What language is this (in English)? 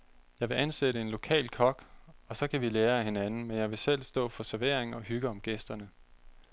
Danish